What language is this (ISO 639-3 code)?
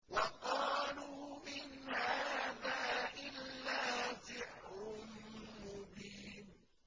ara